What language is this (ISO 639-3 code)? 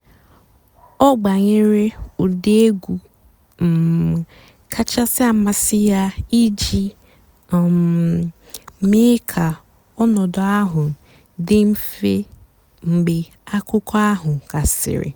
ibo